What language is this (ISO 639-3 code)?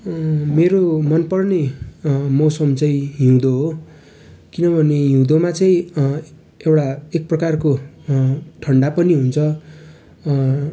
nep